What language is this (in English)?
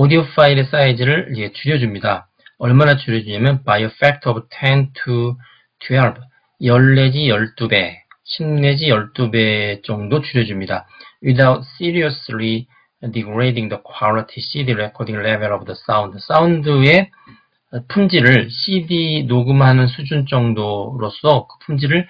Korean